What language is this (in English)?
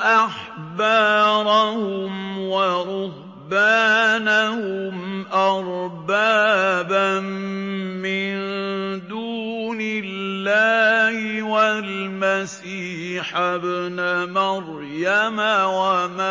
Arabic